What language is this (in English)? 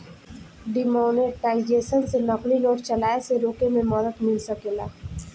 Bhojpuri